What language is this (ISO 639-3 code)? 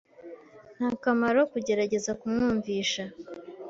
kin